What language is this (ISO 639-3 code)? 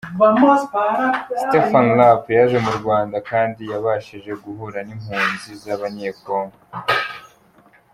kin